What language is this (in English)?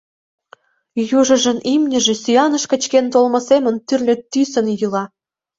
Mari